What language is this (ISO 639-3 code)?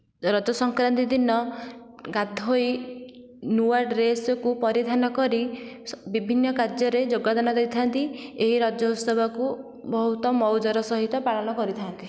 ori